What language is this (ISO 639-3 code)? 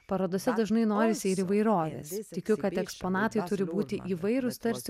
lit